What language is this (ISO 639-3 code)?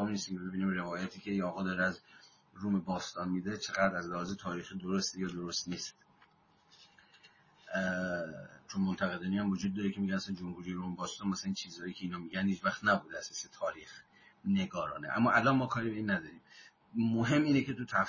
fas